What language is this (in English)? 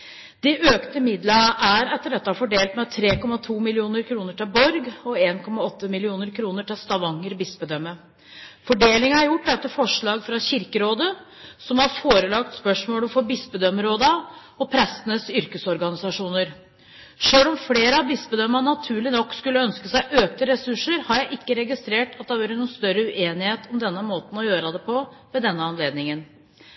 Norwegian Bokmål